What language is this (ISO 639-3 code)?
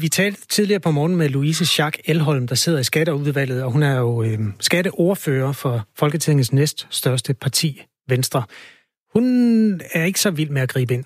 dan